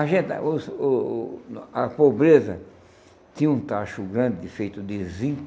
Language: Portuguese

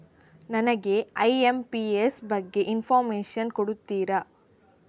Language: Kannada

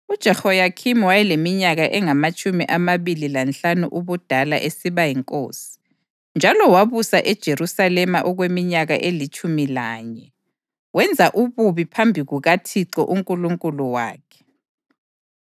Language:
North Ndebele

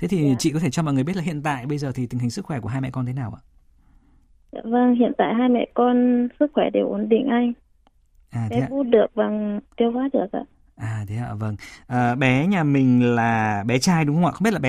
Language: Vietnamese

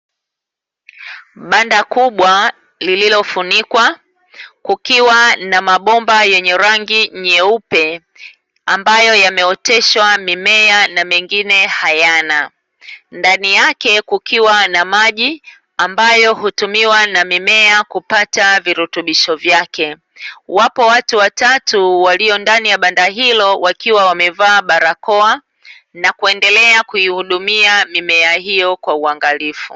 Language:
Swahili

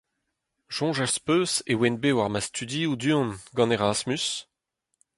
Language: Breton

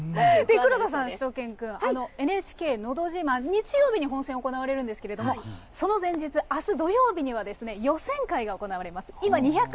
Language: Japanese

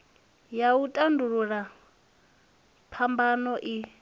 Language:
Venda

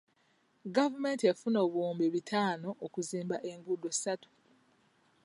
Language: Ganda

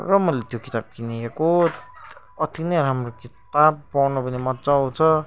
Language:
Nepali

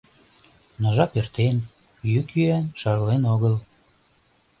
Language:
Mari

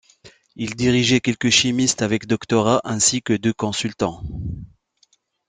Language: French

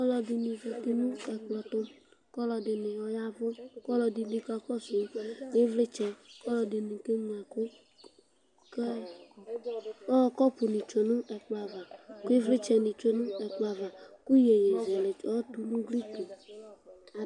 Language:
Ikposo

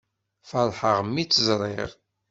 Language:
Kabyle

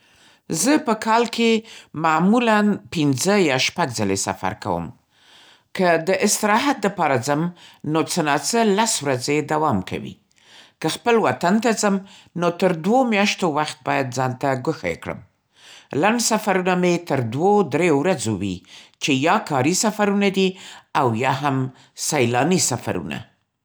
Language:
Central Pashto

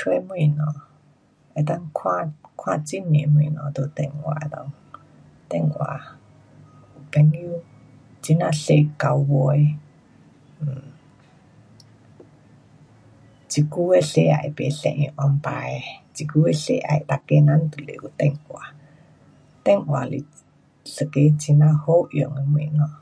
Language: Pu-Xian Chinese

